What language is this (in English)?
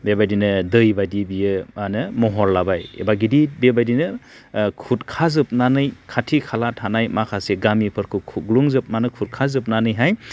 Bodo